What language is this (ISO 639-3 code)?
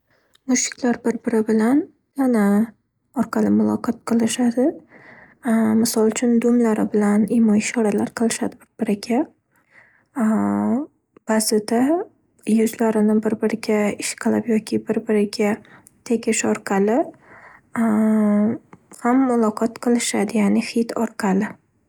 uzb